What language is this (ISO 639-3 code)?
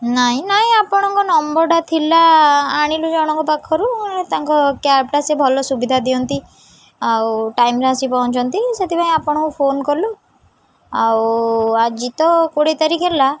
ori